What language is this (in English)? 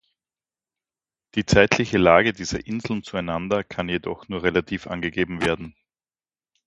German